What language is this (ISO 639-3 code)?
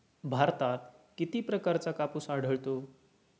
mar